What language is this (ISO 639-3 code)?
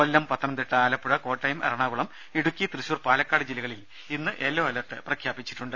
mal